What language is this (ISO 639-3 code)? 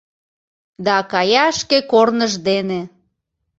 chm